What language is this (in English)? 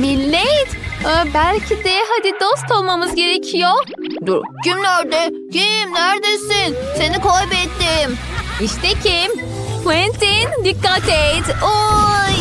Turkish